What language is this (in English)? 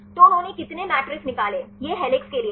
Hindi